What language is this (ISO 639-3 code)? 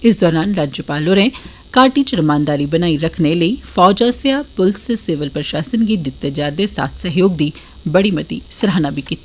doi